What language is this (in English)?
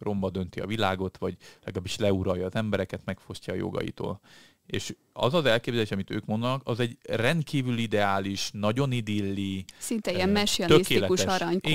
Hungarian